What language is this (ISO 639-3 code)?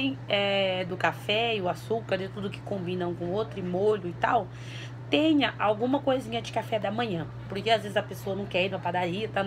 por